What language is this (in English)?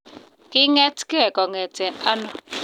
Kalenjin